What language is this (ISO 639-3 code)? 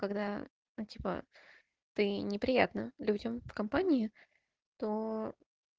rus